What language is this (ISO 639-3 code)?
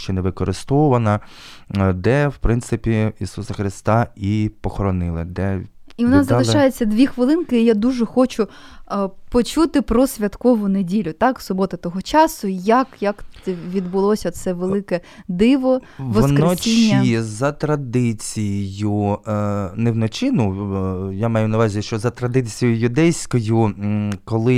ukr